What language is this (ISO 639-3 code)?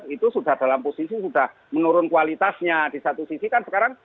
ind